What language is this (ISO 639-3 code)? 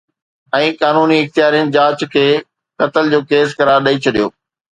snd